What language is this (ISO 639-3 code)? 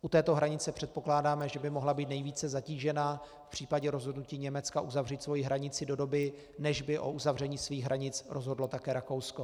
ces